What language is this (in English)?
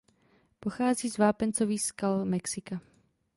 Czech